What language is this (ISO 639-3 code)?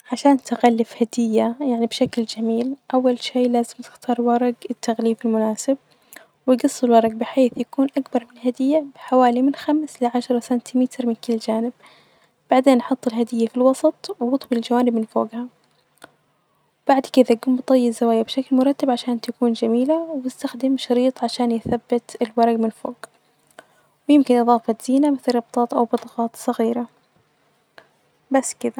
ars